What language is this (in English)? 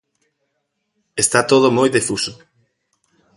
Galician